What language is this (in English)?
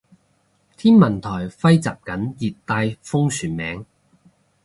Cantonese